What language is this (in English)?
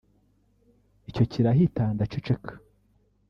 Kinyarwanda